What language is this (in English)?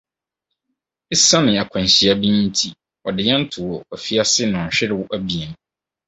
Akan